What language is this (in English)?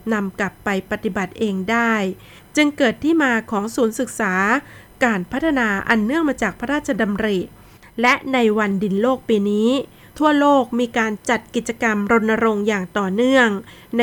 Thai